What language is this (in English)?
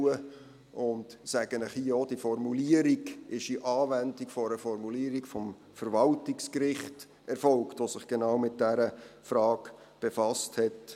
Swiss German